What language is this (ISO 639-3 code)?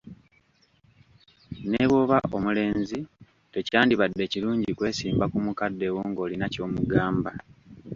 lug